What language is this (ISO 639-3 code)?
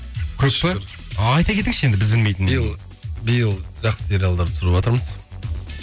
kaz